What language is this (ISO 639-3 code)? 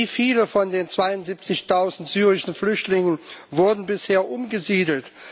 deu